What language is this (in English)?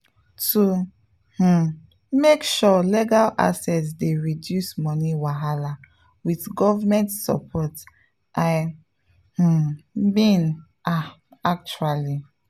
Nigerian Pidgin